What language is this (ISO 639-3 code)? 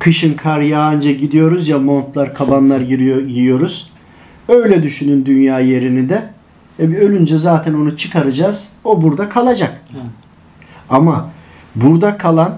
tur